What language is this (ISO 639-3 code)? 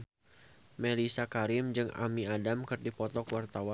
sun